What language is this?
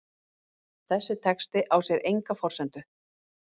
Icelandic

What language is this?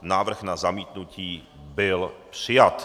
Czech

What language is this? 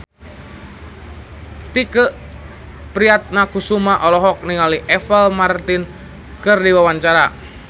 Sundanese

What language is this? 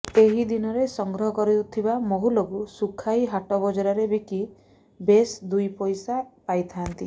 Odia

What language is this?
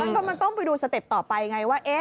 Thai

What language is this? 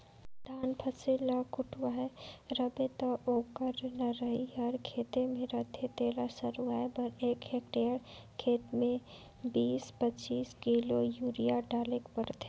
Chhattisgarhi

